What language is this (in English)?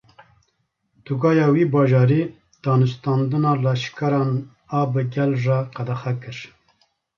Kurdish